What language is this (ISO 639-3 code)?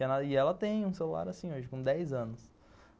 por